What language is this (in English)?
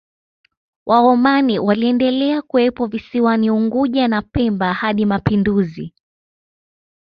Swahili